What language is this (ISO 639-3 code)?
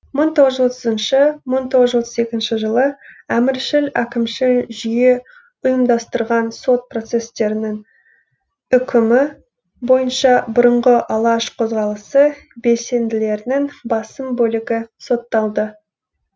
kaz